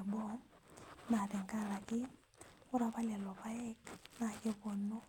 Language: Masai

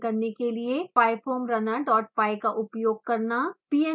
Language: Hindi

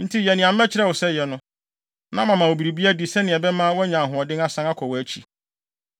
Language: Akan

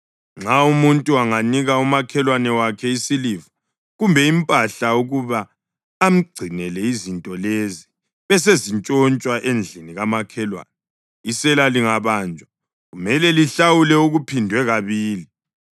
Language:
North Ndebele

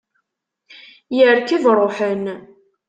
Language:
Kabyle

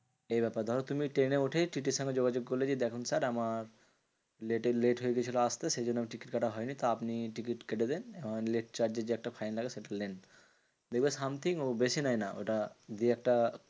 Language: Bangla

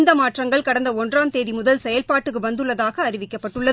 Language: Tamil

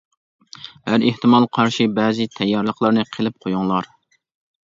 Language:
Uyghur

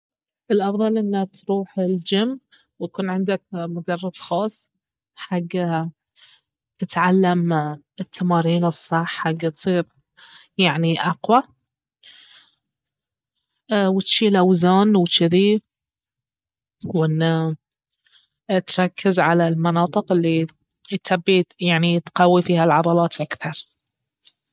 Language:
Baharna Arabic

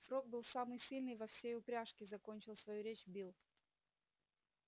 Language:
Russian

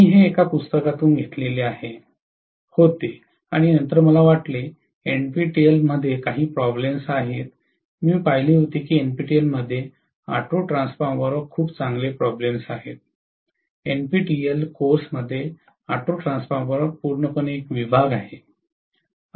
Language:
Marathi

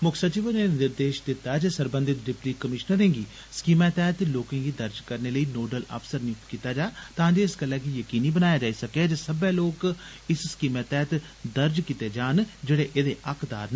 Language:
Dogri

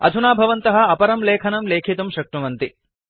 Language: Sanskrit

